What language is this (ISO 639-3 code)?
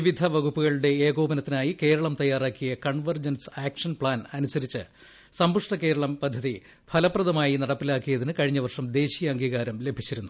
mal